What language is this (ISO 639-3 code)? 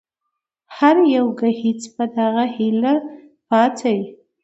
pus